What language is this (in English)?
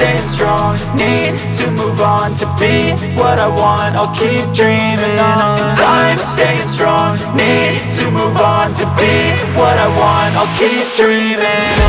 English